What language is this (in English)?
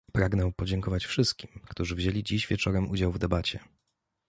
Polish